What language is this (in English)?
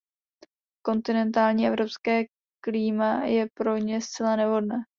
Czech